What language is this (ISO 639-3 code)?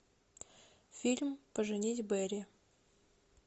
rus